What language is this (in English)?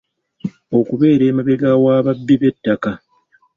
Ganda